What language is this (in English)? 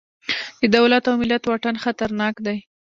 Pashto